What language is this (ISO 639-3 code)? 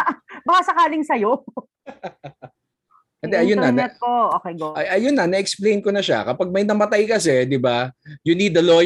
fil